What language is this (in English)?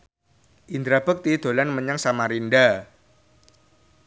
Javanese